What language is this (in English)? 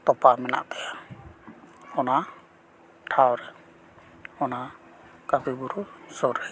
Santali